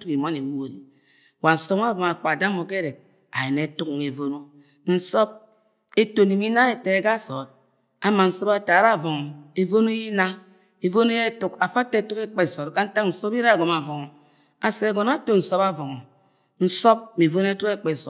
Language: Agwagwune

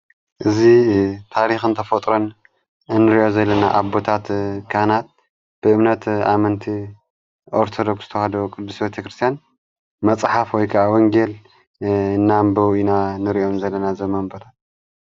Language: Tigrinya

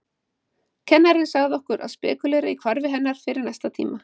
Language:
Icelandic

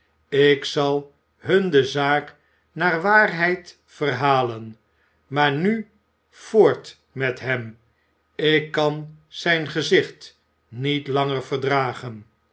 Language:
Dutch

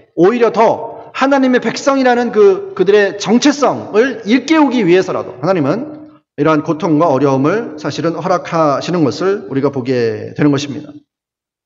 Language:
Korean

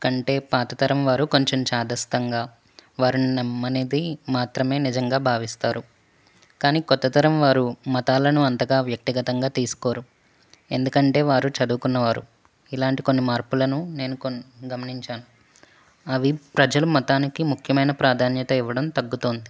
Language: Telugu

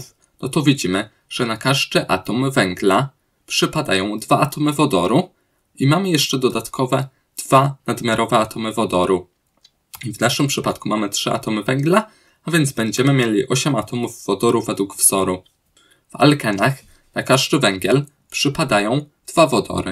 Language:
Polish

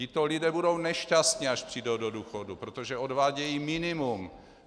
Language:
Czech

